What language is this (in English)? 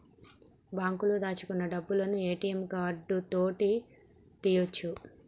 Telugu